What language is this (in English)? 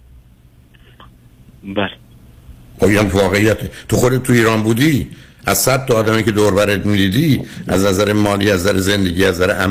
Persian